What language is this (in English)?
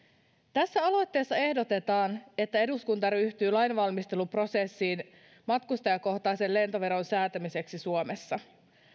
Finnish